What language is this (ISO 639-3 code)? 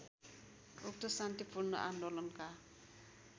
nep